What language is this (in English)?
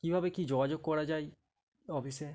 Bangla